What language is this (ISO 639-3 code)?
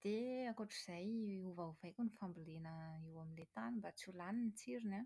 mlg